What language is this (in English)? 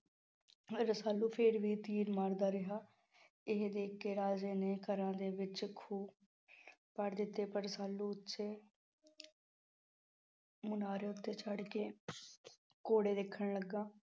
Punjabi